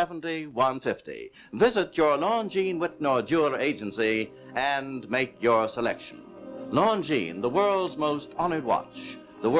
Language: English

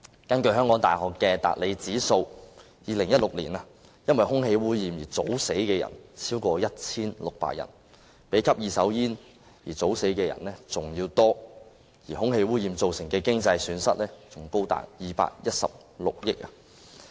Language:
Cantonese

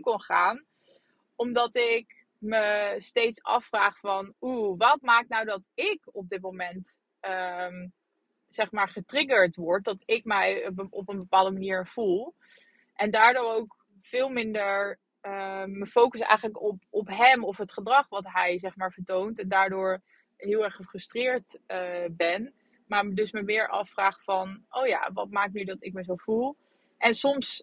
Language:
Dutch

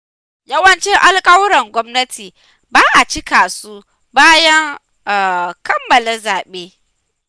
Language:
Hausa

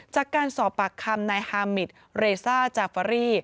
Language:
Thai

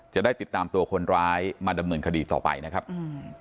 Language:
Thai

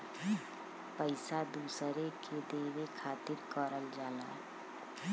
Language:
Bhojpuri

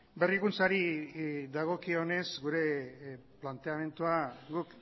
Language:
Basque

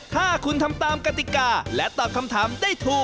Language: Thai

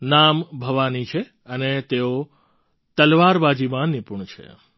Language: Gujarati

